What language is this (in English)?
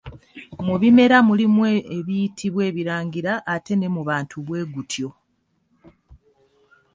Ganda